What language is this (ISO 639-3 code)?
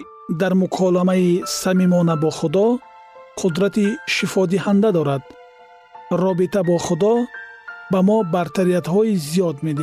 fas